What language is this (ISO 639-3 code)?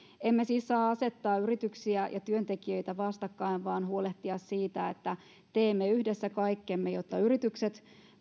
fin